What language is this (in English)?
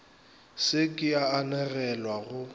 Northern Sotho